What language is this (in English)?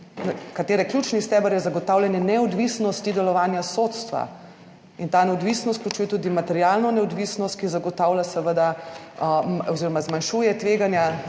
Slovenian